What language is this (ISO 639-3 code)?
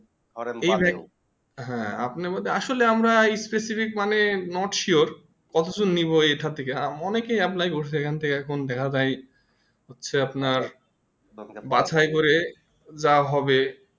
ben